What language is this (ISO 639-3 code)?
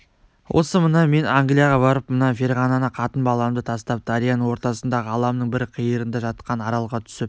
kaz